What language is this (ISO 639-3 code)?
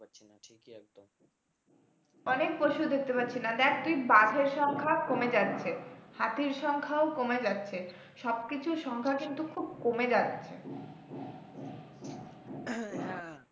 ben